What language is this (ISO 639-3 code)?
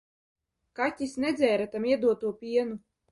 lav